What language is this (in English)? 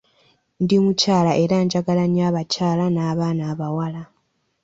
Ganda